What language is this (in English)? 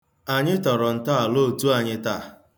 Igbo